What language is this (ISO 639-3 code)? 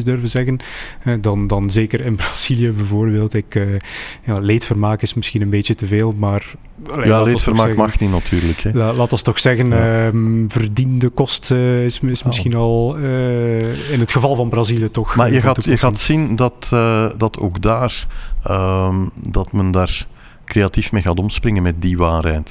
nld